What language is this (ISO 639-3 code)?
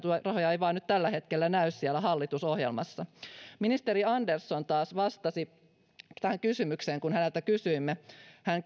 fin